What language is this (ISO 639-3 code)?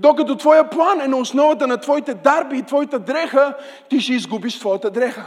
bul